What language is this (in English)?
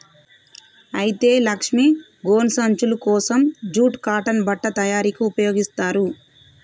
Telugu